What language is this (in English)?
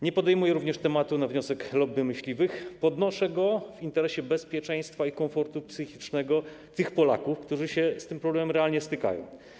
Polish